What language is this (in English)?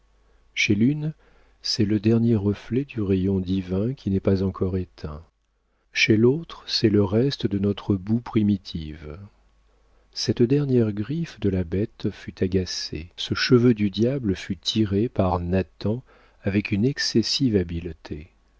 French